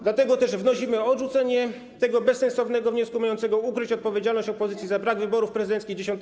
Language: Polish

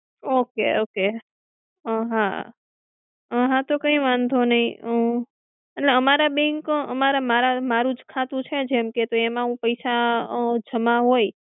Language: Gujarati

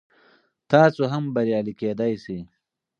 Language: Pashto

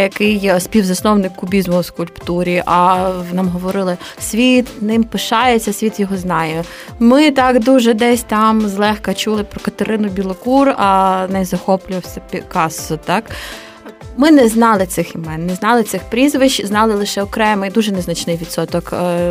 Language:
Ukrainian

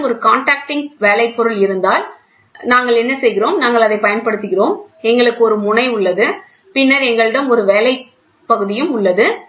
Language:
Tamil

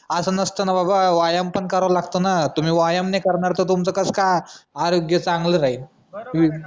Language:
Marathi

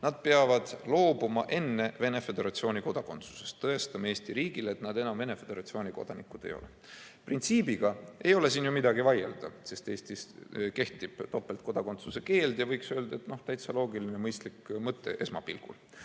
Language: Estonian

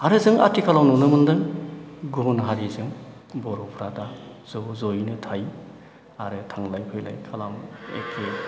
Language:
Bodo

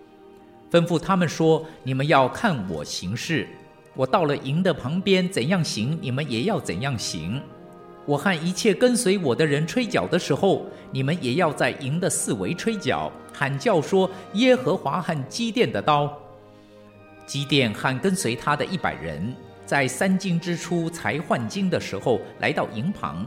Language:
Chinese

